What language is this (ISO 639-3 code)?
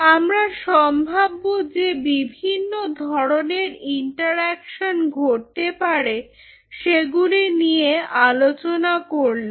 ben